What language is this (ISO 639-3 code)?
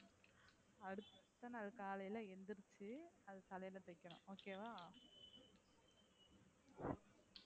tam